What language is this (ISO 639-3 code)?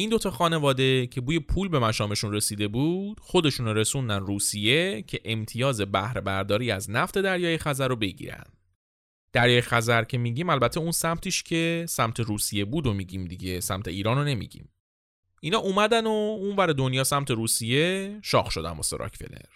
fas